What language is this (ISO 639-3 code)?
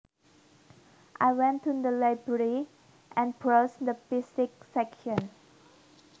jav